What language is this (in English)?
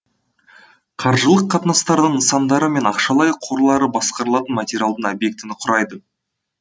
Kazakh